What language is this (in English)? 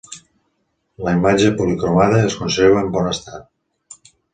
Catalan